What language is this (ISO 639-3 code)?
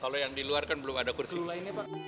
ind